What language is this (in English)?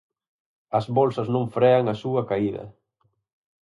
Galician